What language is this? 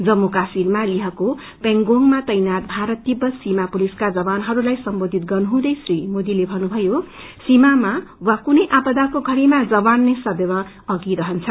Nepali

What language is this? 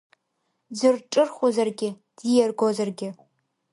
Abkhazian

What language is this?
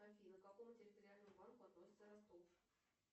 Russian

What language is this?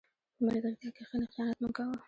Pashto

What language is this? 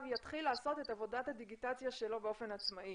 Hebrew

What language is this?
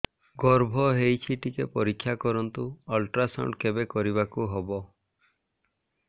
Odia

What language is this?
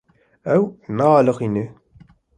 Kurdish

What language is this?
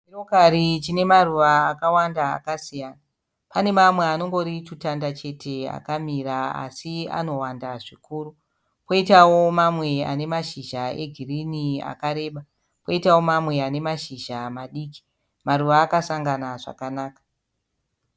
Shona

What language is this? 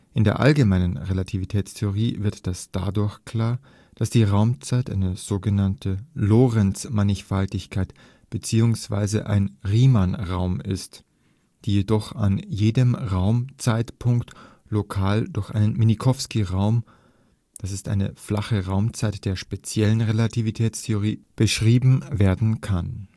German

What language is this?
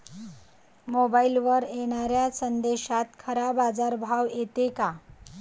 Marathi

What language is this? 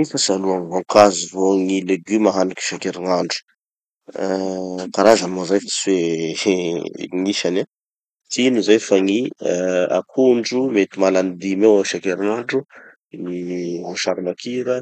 Tanosy Malagasy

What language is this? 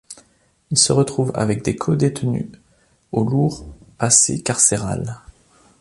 French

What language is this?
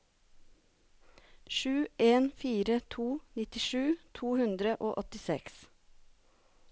Norwegian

